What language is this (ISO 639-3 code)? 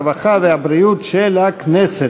heb